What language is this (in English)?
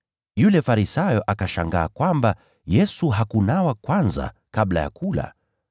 Swahili